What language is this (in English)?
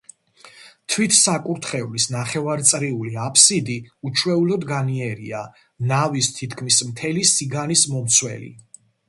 Georgian